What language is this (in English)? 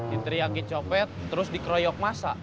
Indonesian